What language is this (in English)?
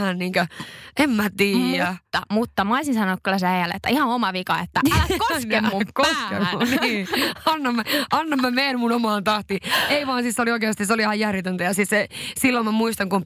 Finnish